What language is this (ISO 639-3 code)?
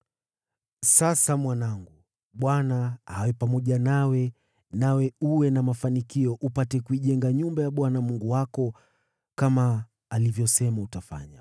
swa